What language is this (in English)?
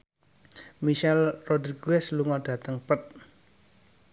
Javanese